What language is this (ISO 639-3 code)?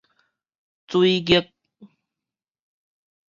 nan